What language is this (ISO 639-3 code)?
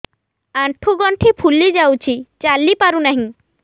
ori